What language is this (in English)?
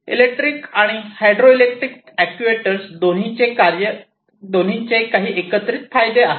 Marathi